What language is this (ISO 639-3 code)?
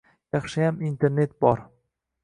uzb